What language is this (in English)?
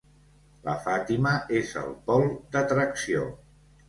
Catalan